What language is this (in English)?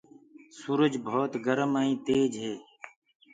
Gurgula